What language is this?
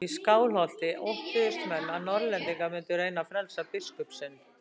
Icelandic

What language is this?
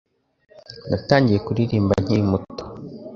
Kinyarwanda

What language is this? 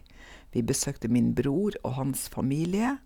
Norwegian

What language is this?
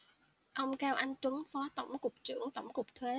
Vietnamese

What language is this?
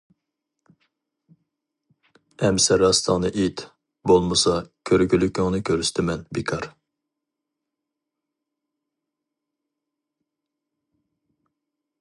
Uyghur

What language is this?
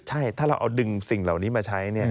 Thai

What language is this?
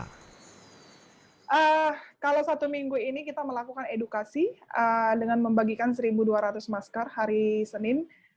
Indonesian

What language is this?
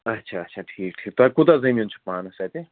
Kashmiri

